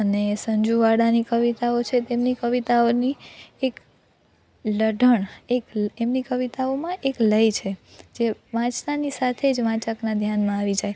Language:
Gujarati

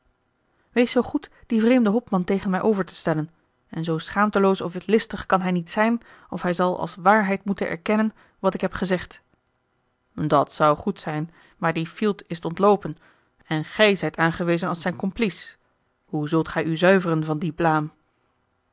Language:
Dutch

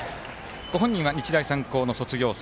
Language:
Japanese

